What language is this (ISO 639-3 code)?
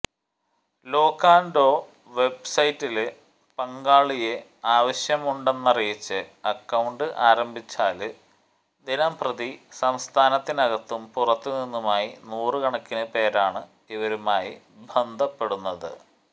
mal